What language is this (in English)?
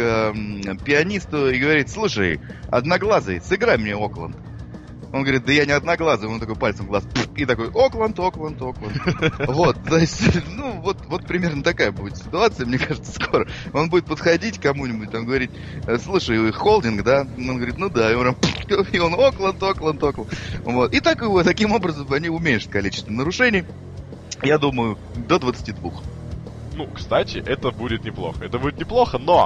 Russian